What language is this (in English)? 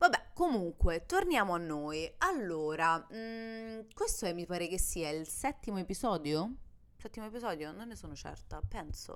Italian